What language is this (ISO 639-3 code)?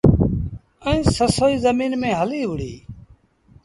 sbn